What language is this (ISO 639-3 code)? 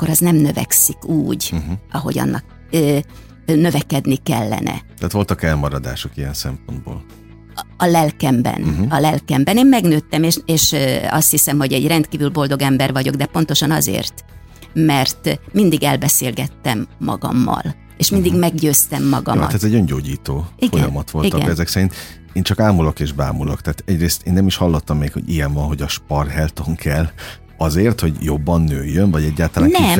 hun